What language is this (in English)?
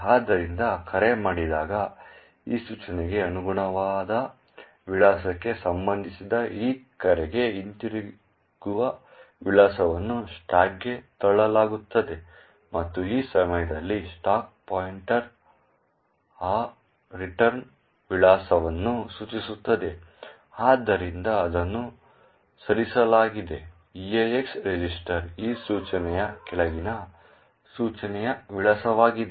Kannada